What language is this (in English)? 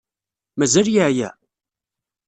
Kabyle